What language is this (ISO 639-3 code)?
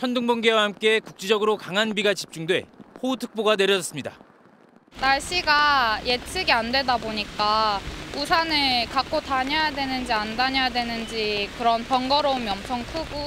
kor